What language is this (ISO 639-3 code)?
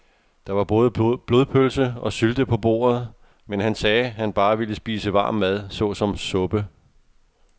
dan